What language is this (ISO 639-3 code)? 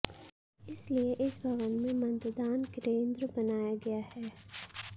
hin